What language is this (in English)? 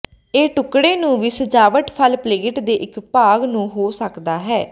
Punjabi